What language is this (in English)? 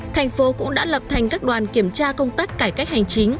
Vietnamese